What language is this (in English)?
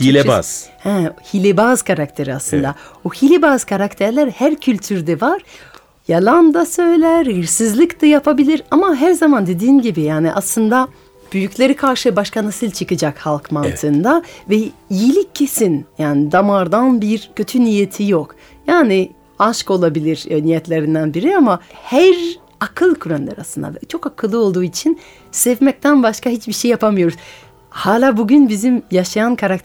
Turkish